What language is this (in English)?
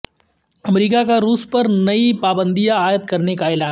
Urdu